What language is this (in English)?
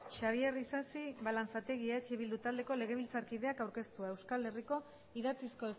Basque